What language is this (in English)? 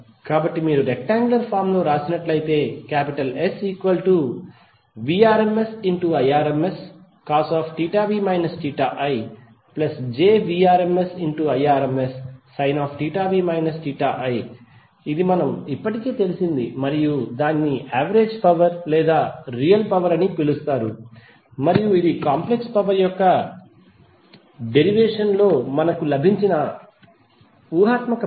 Telugu